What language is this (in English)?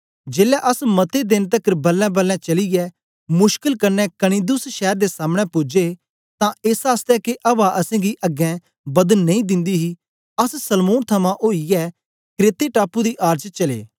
Dogri